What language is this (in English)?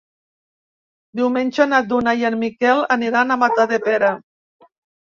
Catalan